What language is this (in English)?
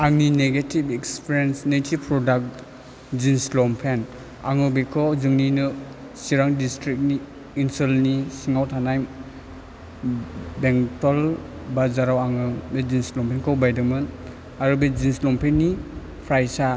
Bodo